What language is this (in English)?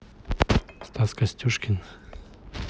Russian